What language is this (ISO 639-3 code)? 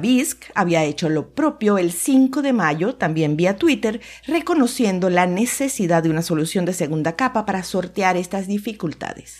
spa